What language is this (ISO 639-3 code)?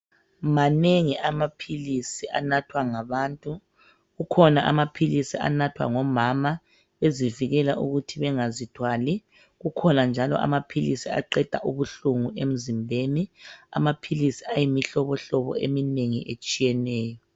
nde